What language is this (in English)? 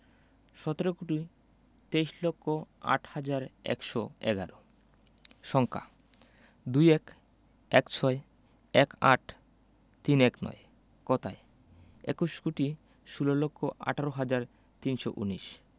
Bangla